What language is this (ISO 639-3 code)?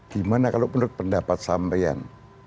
ind